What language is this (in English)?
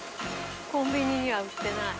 Japanese